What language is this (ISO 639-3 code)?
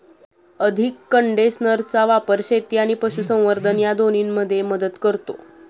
mar